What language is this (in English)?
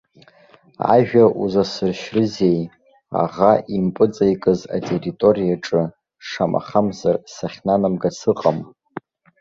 Abkhazian